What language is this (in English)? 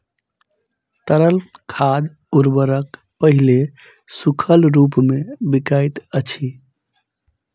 Maithili